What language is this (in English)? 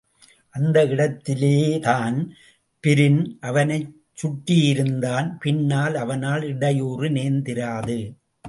Tamil